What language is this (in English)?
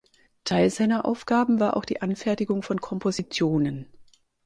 German